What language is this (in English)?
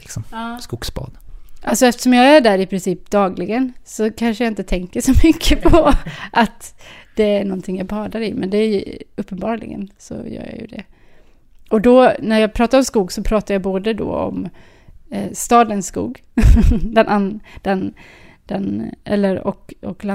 Swedish